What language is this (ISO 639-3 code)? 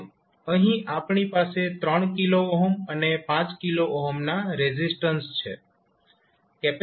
guj